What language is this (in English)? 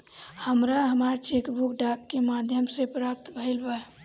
Bhojpuri